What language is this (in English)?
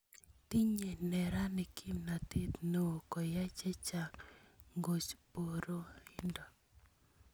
Kalenjin